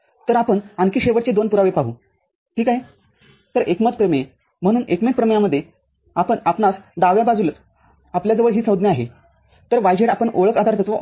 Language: Marathi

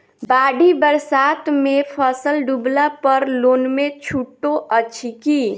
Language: Maithili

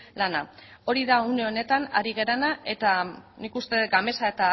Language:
Basque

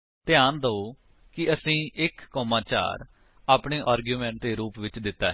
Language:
Punjabi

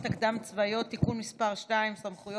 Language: Hebrew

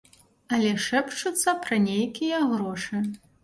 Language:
Belarusian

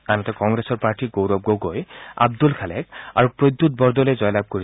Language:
Assamese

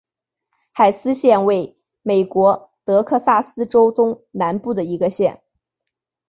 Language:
Chinese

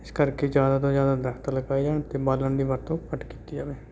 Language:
Punjabi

